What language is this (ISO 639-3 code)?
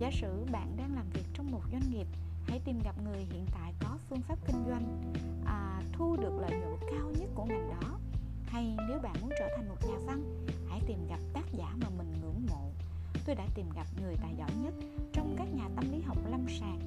vie